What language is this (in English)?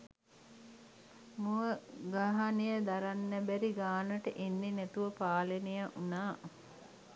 Sinhala